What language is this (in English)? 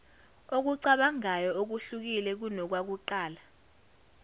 Zulu